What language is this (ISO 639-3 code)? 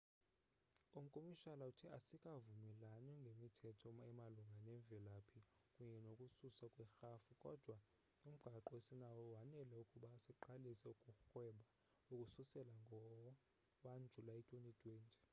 xho